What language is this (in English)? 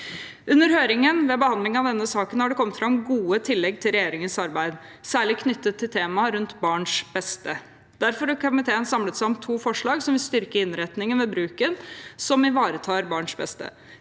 Norwegian